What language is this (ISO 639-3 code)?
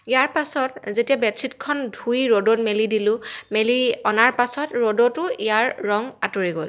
asm